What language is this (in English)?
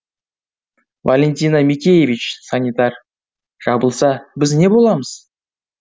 Kazakh